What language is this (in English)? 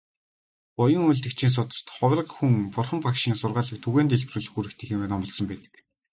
Mongolian